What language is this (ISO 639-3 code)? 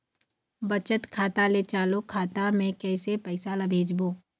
hne